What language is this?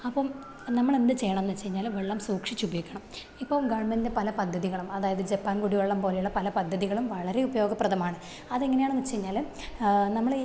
Malayalam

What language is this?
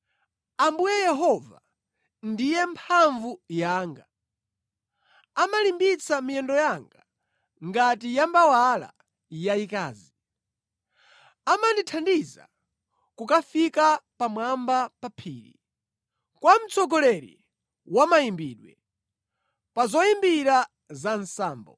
Nyanja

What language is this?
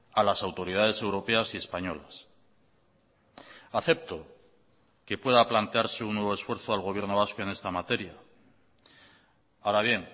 Spanish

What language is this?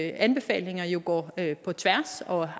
Danish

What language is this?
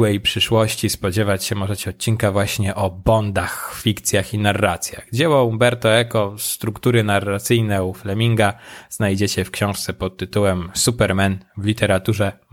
Polish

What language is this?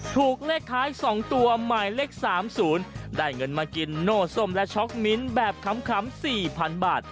Thai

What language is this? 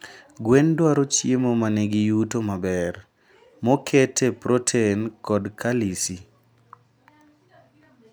Luo (Kenya and Tanzania)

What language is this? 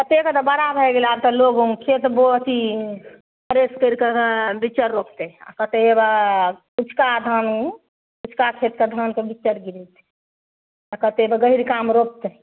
Maithili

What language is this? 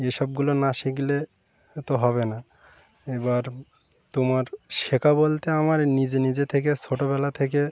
Bangla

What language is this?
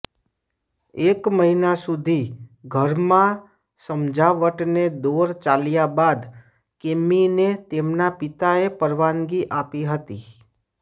Gujarati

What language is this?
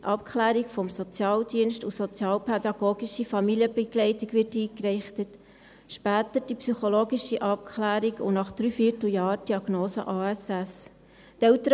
Swiss German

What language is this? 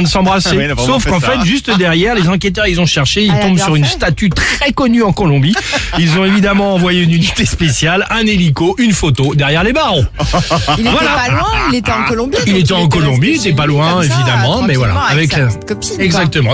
French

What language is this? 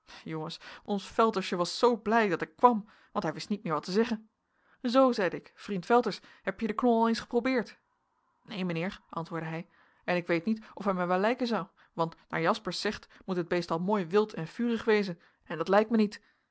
Dutch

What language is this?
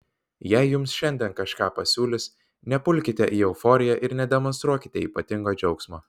Lithuanian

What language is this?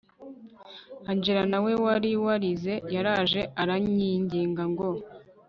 Kinyarwanda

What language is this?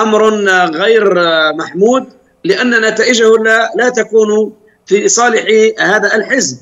Arabic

